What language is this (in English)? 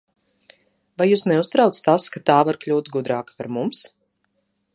Latvian